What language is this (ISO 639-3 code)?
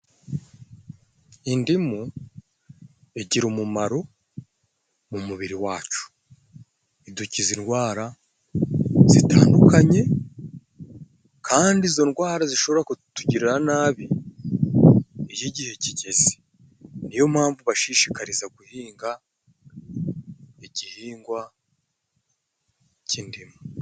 kin